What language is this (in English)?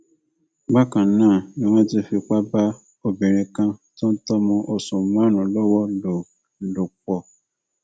Yoruba